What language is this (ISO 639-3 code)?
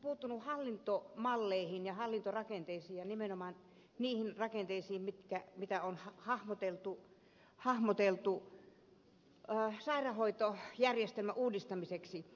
fin